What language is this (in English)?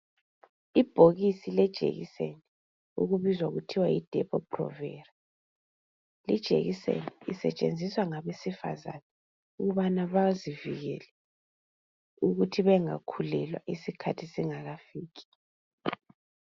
North Ndebele